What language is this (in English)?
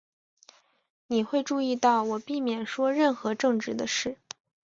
Chinese